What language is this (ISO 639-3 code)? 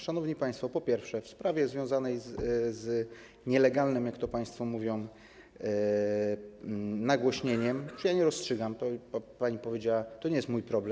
pol